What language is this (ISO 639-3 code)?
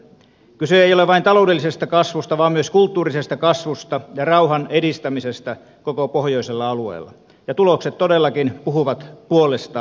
fin